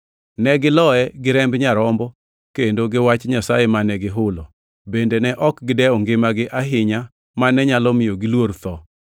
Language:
Luo (Kenya and Tanzania)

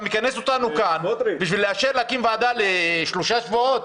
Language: Hebrew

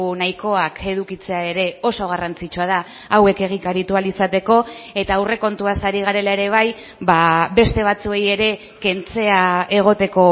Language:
Basque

